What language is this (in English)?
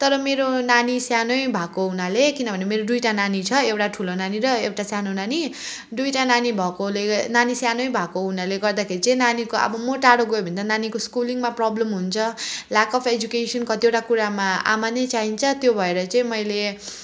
Nepali